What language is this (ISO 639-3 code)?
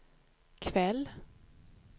swe